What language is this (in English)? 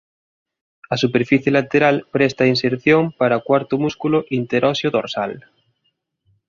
Galician